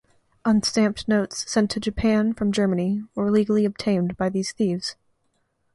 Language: English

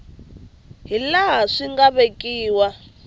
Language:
Tsonga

